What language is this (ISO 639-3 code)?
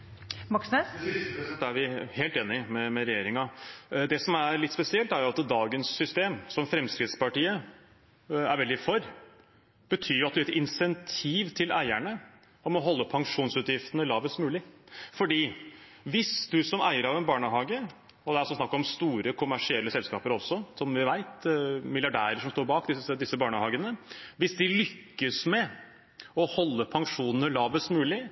nor